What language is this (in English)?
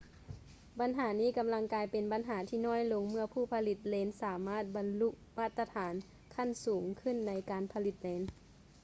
Lao